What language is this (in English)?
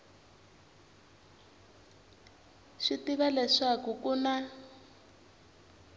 Tsonga